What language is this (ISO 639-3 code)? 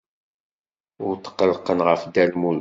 kab